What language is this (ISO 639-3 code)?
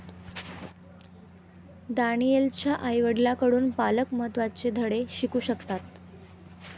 mar